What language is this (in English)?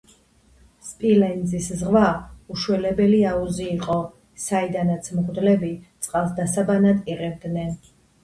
Georgian